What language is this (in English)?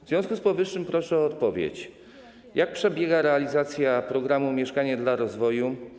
Polish